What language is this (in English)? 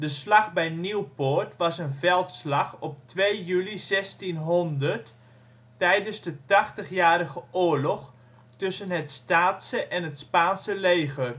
Dutch